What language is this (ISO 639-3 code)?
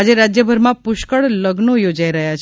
guj